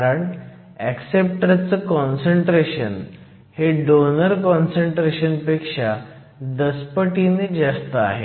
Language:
Marathi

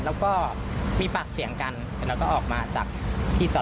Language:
Thai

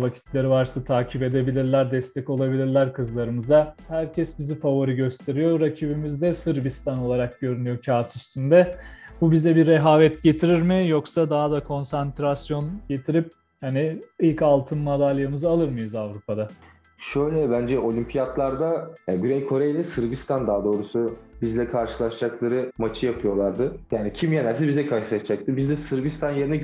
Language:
Turkish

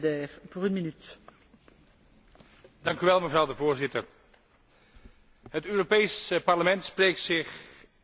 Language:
Dutch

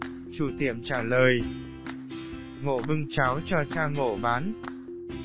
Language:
Vietnamese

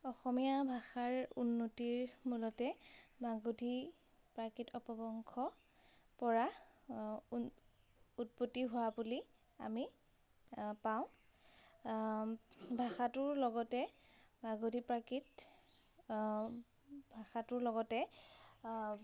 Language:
Assamese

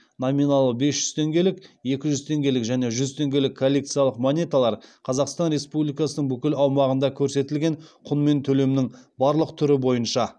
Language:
Kazakh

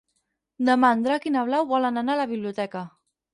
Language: Catalan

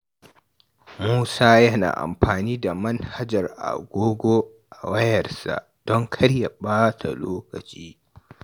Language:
Hausa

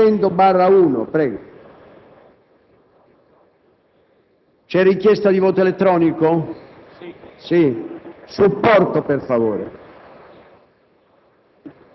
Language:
Italian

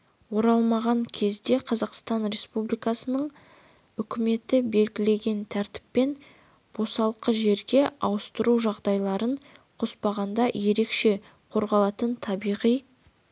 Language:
Kazakh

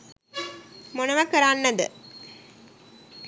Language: Sinhala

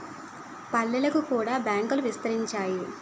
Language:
Telugu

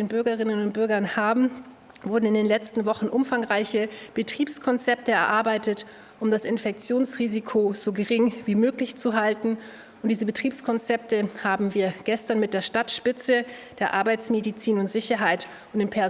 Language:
German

